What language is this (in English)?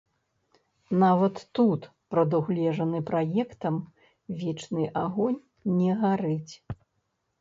Belarusian